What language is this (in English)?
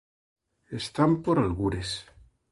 Galician